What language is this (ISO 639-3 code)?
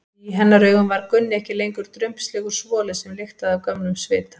isl